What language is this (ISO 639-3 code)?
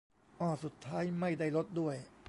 tha